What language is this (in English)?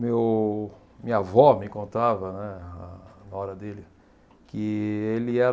Portuguese